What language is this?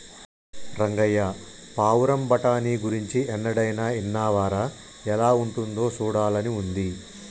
Telugu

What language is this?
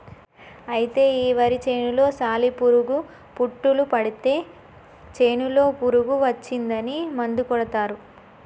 Telugu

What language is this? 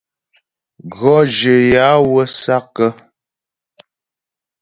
Ghomala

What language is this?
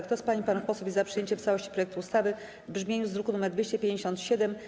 Polish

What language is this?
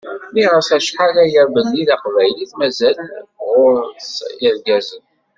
Kabyle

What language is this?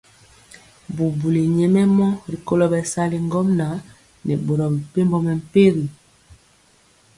Mpiemo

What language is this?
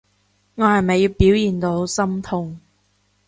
Cantonese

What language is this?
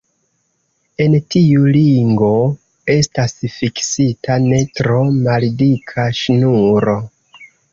Esperanto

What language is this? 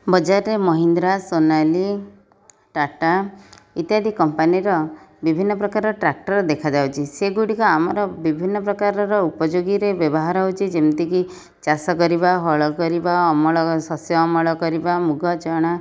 Odia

